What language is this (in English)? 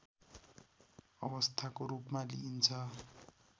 Nepali